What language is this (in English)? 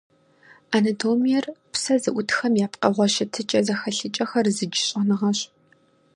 Kabardian